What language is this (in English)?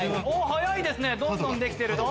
Japanese